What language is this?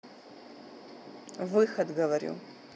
Russian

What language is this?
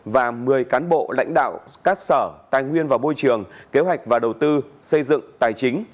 Vietnamese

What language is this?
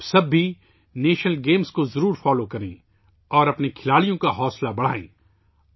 Urdu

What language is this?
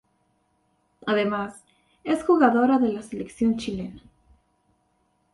Spanish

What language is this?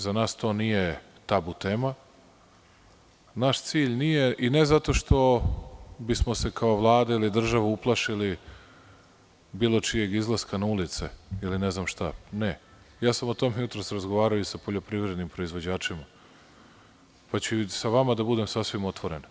Serbian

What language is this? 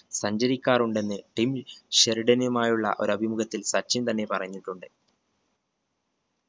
Malayalam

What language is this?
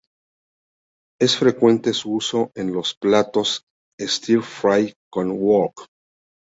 Spanish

